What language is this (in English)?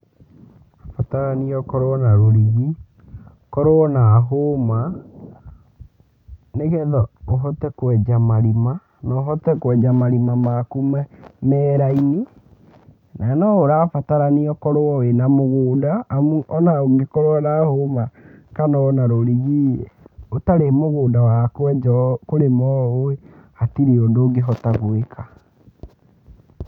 Kikuyu